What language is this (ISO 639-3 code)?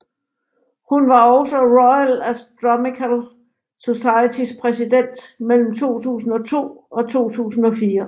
dan